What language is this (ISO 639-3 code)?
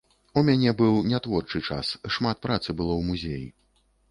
bel